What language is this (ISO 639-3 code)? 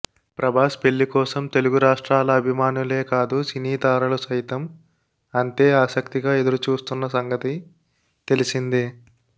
tel